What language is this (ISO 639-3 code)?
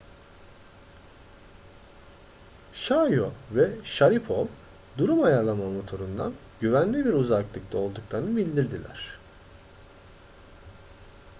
tur